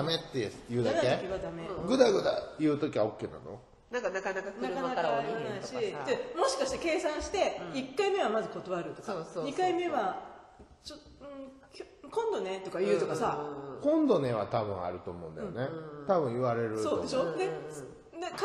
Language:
Japanese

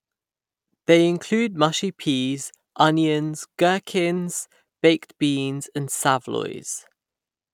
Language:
English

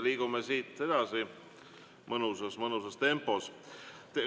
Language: Estonian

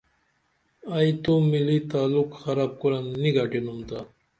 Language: Dameli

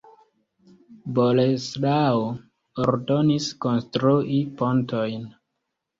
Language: Esperanto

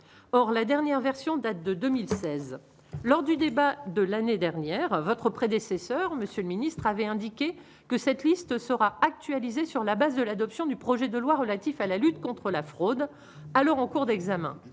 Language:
French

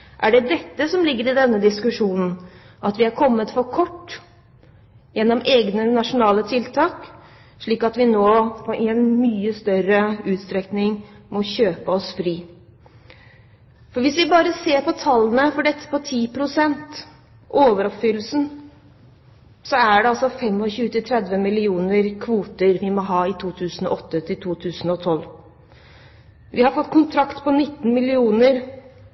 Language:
Norwegian Bokmål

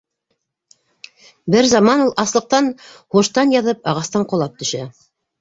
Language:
Bashkir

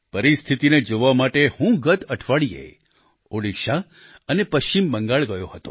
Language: Gujarati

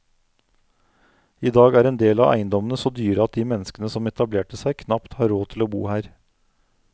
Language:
Norwegian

